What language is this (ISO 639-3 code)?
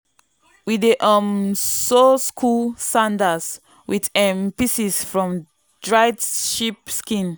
pcm